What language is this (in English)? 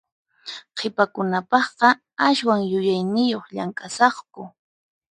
Puno Quechua